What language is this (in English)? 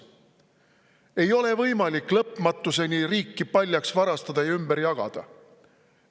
Estonian